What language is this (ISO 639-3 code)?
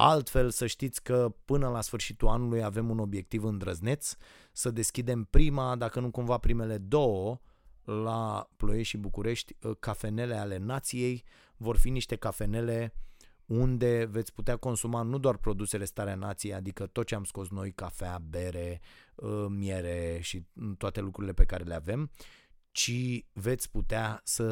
ron